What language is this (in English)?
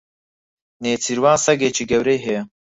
Central Kurdish